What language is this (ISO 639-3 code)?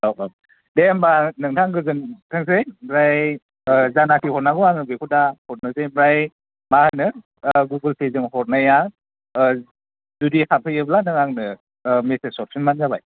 brx